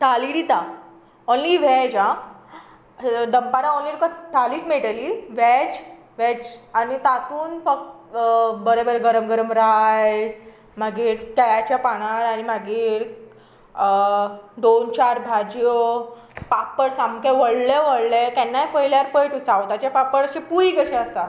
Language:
Konkani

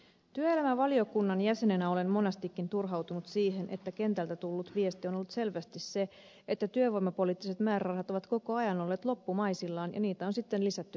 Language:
Finnish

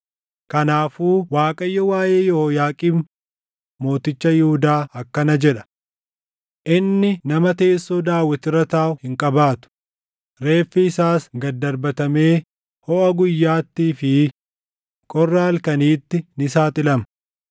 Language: Oromo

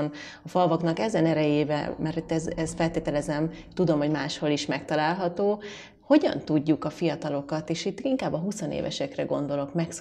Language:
Hungarian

